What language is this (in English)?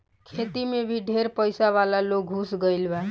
Bhojpuri